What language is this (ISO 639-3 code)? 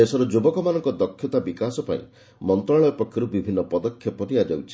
ori